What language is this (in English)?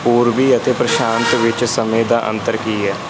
Punjabi